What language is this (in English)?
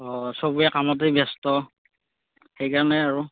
Assamese